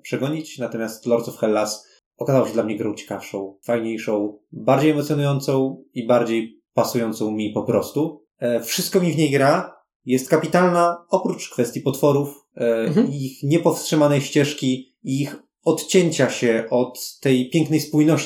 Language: Polish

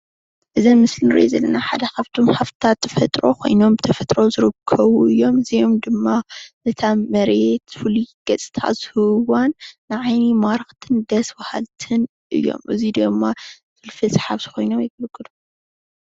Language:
Tigrinya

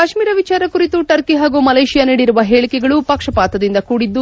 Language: Kannada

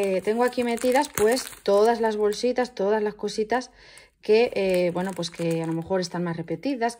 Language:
Spanish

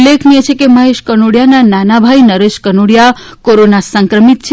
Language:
Gujarati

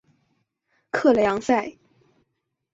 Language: Chinese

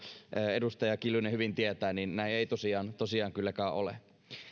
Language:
Finnish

